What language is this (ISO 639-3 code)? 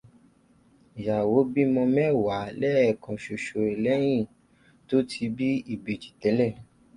yor